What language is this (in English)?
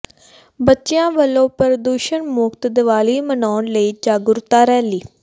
Punjabi